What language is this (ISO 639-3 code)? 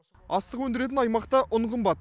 kaz